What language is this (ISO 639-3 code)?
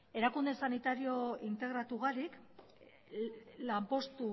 eus